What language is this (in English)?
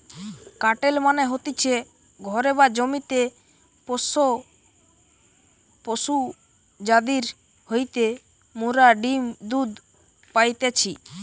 Bangla